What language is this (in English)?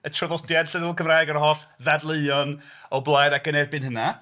Welsh